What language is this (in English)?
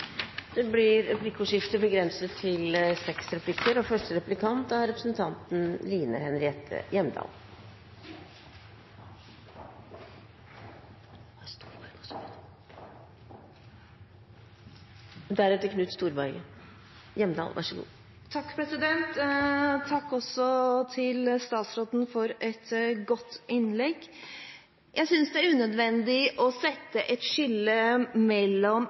Norwegian